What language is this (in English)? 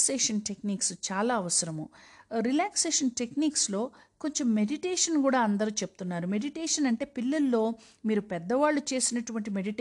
Telugu